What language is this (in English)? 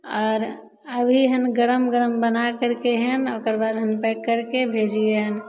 Maithili